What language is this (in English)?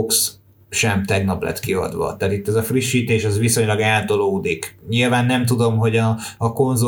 Hungarian